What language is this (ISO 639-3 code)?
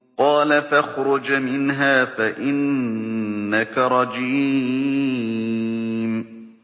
ara